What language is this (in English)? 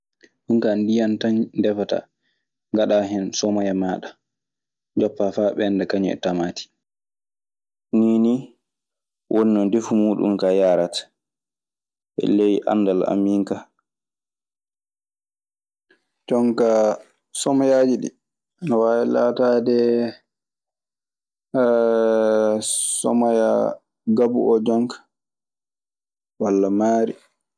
Maasina Fulfulde